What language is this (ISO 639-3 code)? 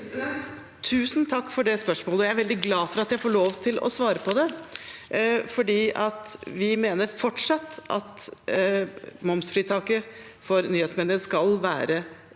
nor